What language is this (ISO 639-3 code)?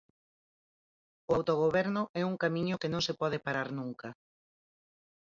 glg